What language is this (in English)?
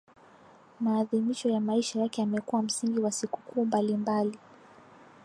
Swahili